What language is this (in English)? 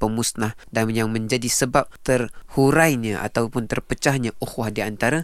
Malay